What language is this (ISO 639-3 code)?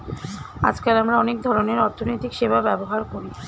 ben